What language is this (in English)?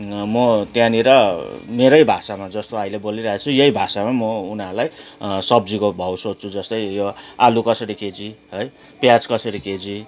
Nepali